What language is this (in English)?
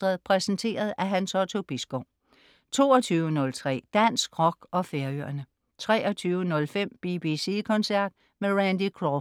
Danish